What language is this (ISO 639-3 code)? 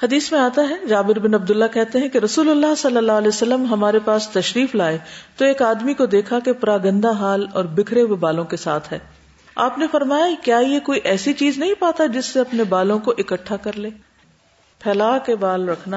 urd